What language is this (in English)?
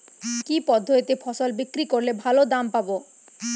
Bangla